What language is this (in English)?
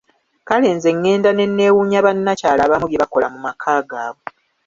Ganda